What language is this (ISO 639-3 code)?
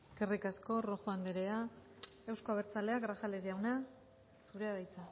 eus